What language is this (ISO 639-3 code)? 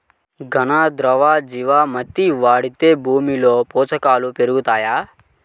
tel